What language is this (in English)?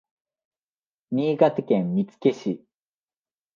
Japanese